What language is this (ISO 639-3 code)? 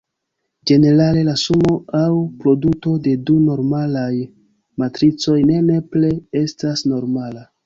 epo